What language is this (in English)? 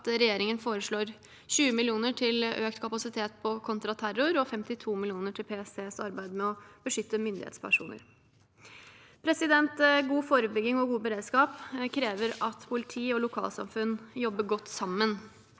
Norwegian